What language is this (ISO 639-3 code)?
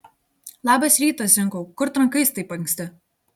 lit